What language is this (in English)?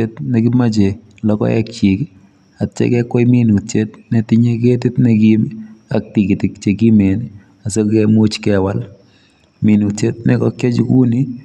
Kalenjin